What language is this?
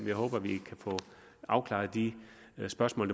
Danish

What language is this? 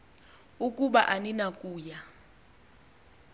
Xhosa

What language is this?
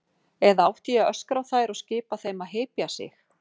Icelandic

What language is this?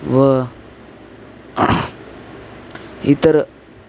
Marathi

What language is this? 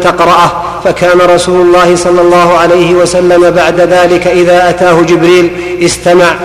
Arabic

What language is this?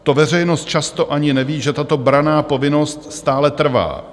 Czech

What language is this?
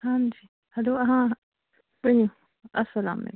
Kashmiri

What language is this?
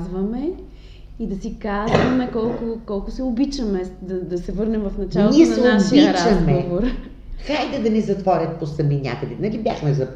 Bulgarian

